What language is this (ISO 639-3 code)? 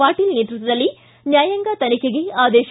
kan